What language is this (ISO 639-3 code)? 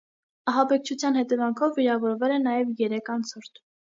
hye